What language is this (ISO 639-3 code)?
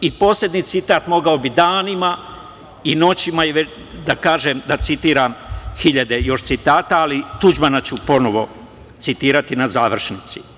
srp